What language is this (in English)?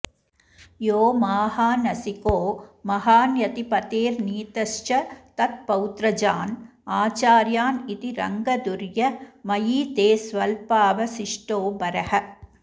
Sanskrit